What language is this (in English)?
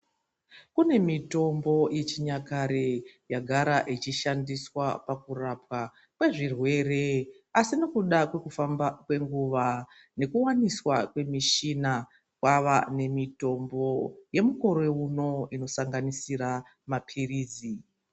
Ndau